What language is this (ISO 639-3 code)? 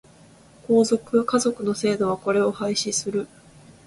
jpn